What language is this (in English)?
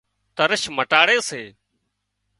Wadiyara Koli